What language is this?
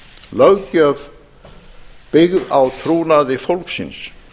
Icelandic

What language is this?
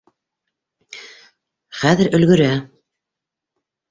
Bashkir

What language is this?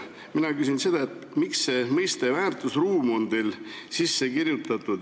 Estonian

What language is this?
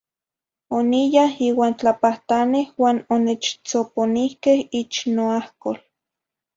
Zacatlán-Ahuacatlán-Tepetzintla Nahuatl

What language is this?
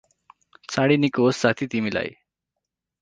Nepali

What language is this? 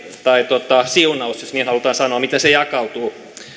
Finnish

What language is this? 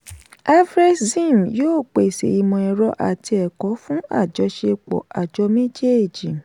Yoruba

